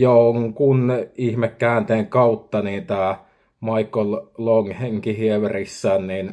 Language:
Finnish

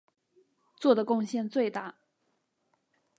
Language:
Chinese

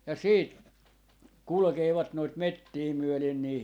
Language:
Finnish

